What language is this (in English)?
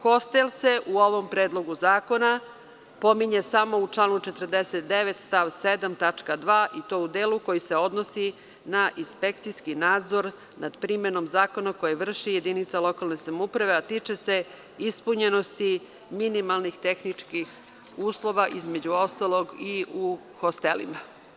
Serbian